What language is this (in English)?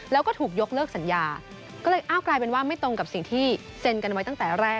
Thai